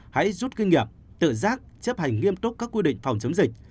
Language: Vietnamese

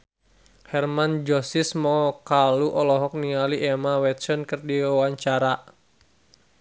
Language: Sundanese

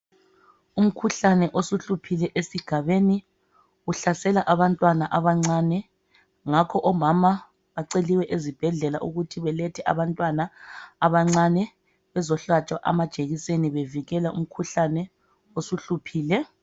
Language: North Ndebele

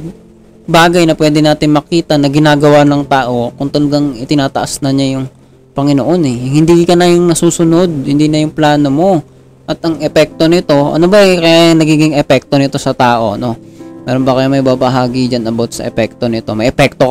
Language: Filipino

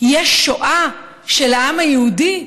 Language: Hebrew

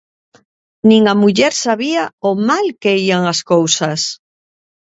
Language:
Galician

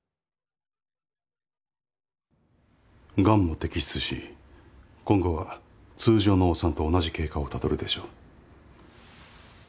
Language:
Japanese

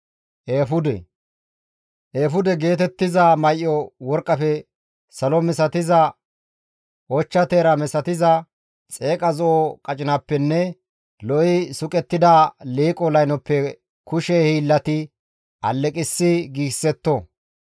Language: Gamo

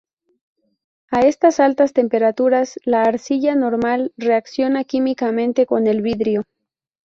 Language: Spanish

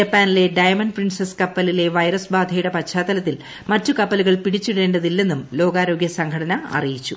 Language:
Malayalam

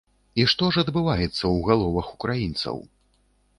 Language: Belarusian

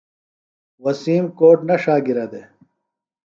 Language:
Phalura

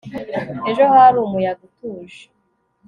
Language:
Kinyarwanda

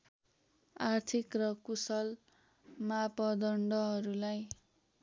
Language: Nepali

